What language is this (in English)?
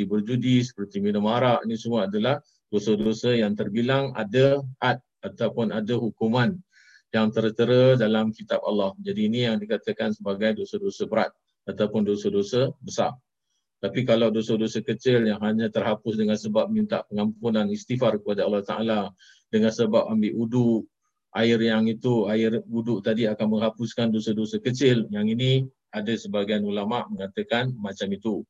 Malay